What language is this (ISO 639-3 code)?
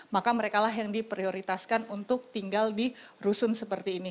ind